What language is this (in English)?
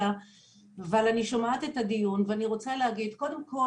Hebrew